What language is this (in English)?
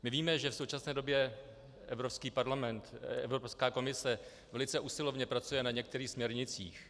Czech